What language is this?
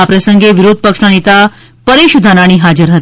Gujarati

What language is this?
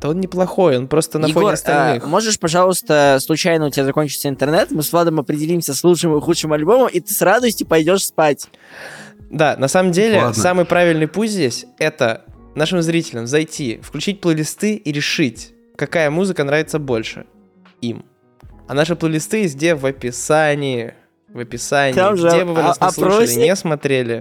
Russian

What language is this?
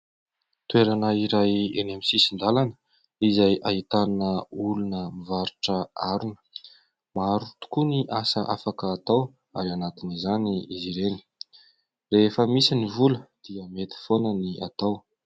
Malagasy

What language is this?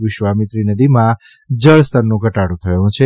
Gujarati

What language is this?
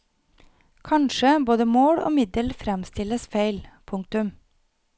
Norwegian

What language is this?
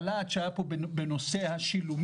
Hebrew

